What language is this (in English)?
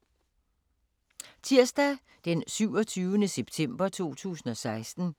Danish